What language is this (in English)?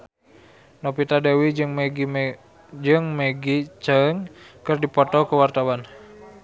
Sundanese